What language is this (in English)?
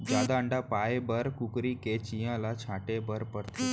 Chhattisgarhi